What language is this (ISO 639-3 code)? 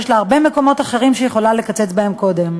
heb